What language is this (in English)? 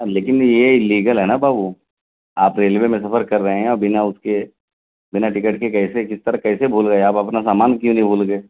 Urdu